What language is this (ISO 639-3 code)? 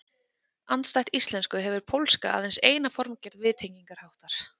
isl